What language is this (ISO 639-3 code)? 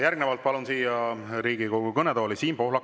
est